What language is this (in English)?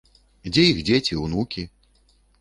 Belarusian